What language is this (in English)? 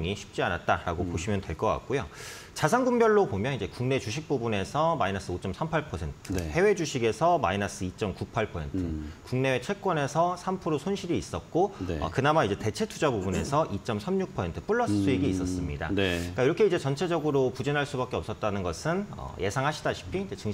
Korean